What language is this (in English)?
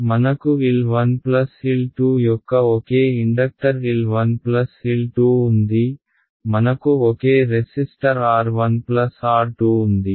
Telugu